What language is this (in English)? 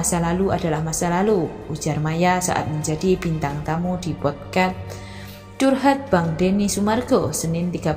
Indonesian